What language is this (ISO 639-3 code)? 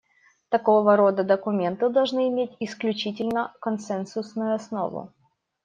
rus